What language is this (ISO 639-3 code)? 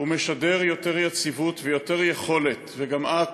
heb